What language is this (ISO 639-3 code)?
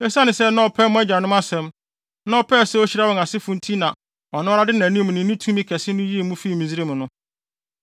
aka